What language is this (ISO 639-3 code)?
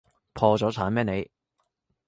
yue